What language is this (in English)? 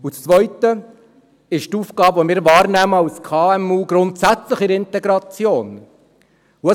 Swiss German